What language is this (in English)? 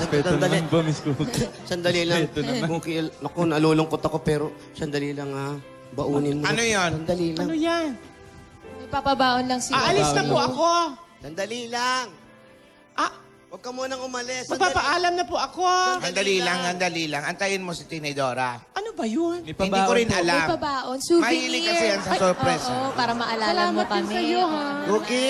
Filipino